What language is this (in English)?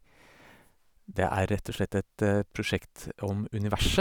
Norwegian